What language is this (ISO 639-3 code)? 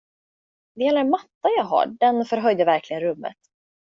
swe